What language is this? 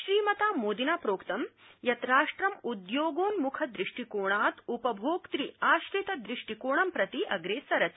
Sanskrit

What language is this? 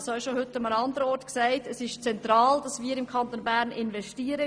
Swiss German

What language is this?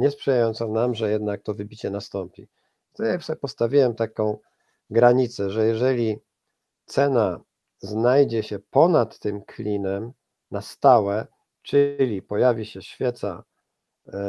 Polish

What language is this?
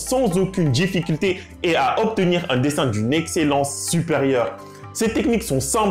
French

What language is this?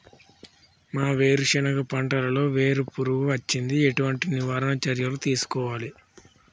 Telugu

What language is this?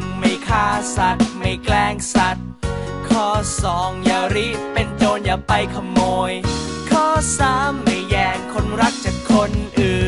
Thai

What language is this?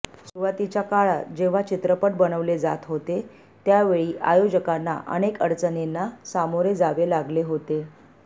Marathi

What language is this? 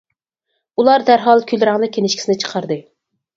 Uyghur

